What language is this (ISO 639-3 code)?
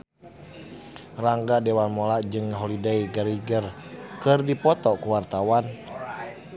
sun